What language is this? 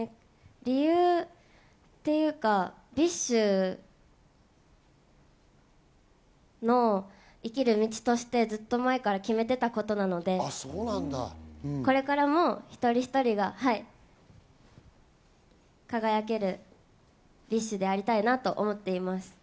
Japanese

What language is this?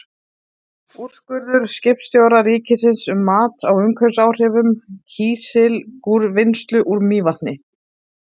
Icelandic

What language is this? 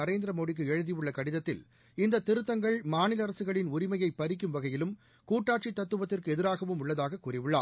Tamil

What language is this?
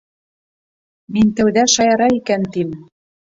Bashkir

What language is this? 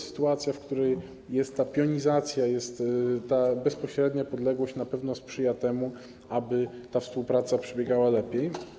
Polish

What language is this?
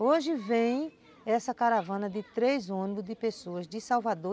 Portuguese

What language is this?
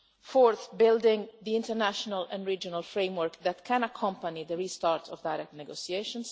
English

